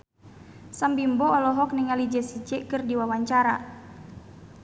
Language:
Sundanese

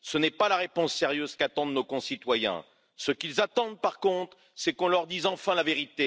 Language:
French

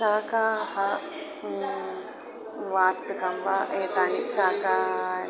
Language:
Sanskrit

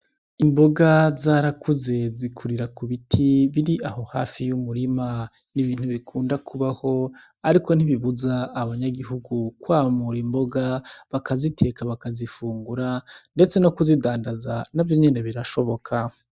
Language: Rundi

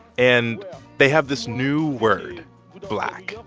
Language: English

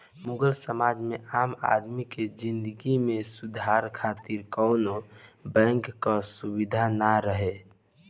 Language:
Bhojpuri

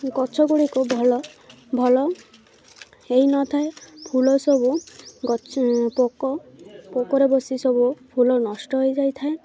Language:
Odia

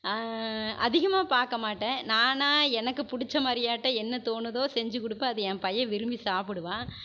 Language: Tamil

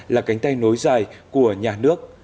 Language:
Vietnamese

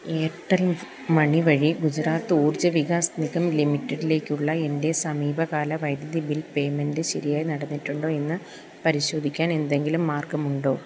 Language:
Malayalam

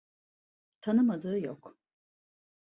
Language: Turkish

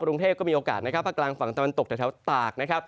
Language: Thai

